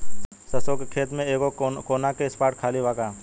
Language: Bhojpuri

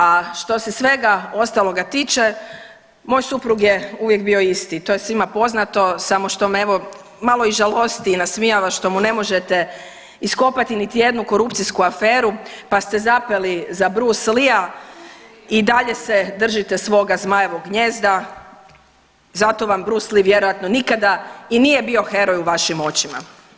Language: Croatian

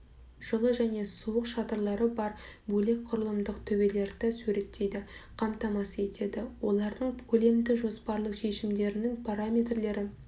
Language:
Kazakh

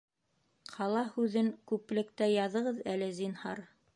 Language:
Bashkir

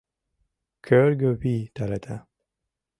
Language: Mari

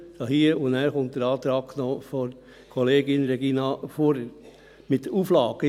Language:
Swiss German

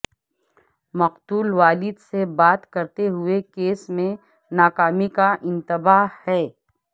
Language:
Urdu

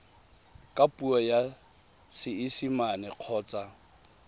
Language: Tswana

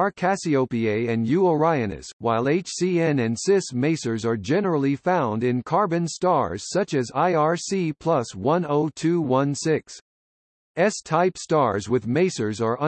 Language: English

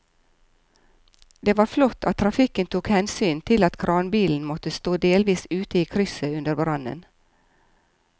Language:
Norwegian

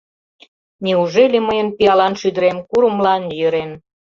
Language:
Mari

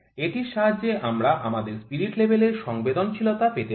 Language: Bangla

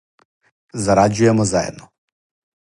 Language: Serbian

